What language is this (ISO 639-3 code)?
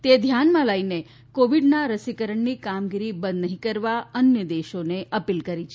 guj